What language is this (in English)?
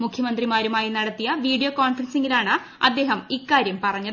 Malayalam